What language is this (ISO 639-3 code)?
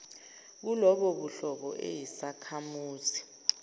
zul